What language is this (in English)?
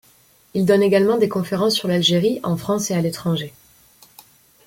French